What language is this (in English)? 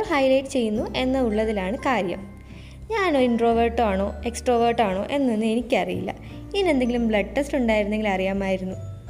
Malayalam